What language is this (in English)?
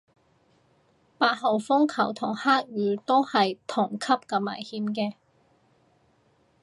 Cantonese